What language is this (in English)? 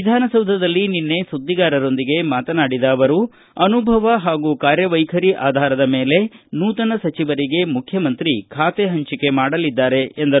Kannada